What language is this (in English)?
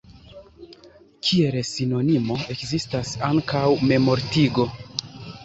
Esperanto